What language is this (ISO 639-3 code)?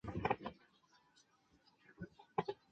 zho